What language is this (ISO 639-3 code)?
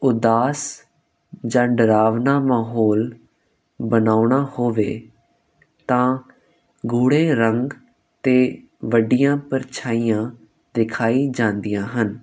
pan